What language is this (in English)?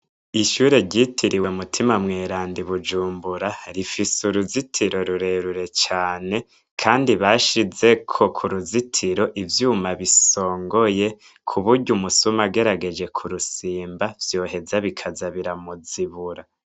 Rundi